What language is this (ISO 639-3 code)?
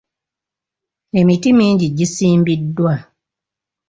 lug